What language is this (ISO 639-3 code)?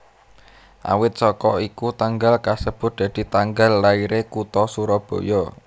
jav